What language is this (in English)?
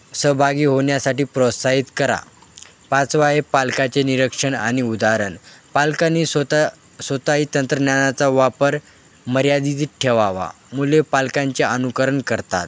Marathi